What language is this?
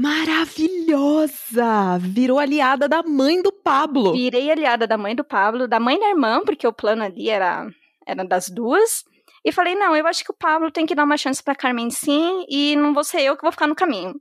Portuguese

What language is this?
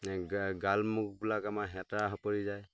Assamese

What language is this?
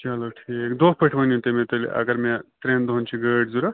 Kashmiri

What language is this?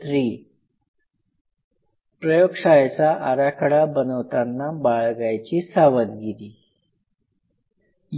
Marathi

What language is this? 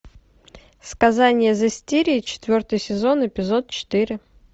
Russian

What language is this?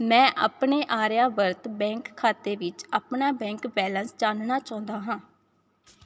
Punjabi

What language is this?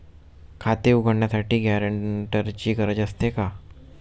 Marathi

